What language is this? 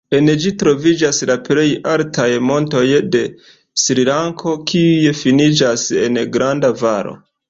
Esperanto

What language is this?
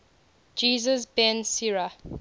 English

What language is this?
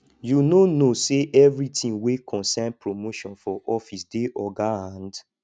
Nigerian Pidgin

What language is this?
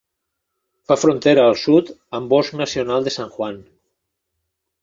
Catalan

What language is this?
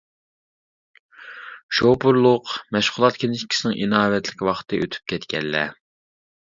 Uyghur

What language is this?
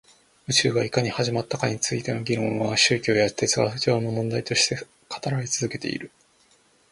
Japanese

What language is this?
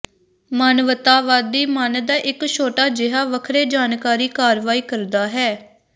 Punjabi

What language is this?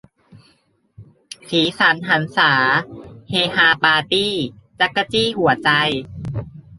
Thai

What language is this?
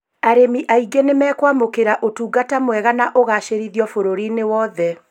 Kikuyu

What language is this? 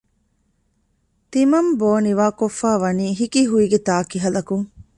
Divehi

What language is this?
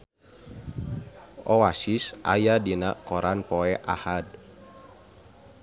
Sundanese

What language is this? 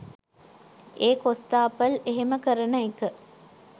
Sinhala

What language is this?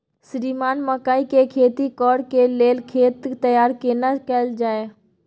Maithili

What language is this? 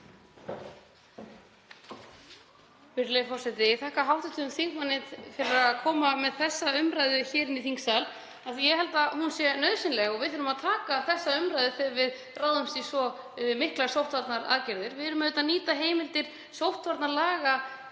Icelandic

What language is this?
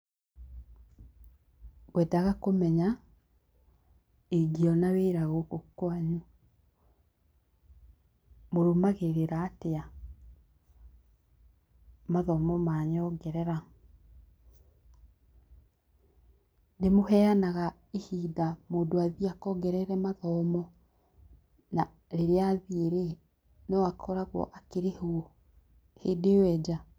Kikuyu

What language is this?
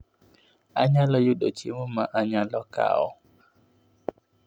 Luo (Kenya and Tanzania)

